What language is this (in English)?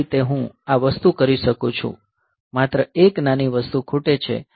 Gujarati